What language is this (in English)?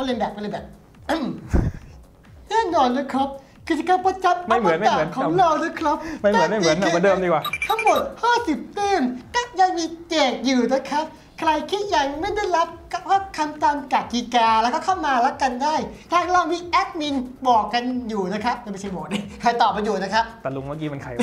Thai